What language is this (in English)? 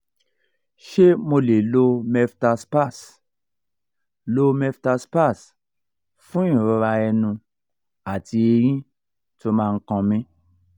Yoruba